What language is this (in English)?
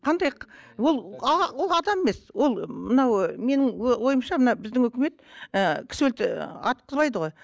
Kazakh